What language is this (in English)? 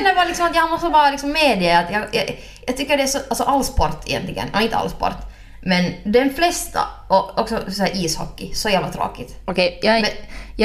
Swedish